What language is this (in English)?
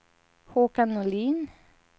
Swedish